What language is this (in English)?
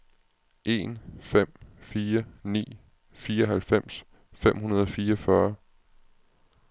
Danish